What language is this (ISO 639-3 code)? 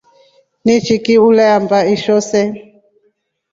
rof